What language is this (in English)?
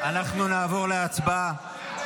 Hebrew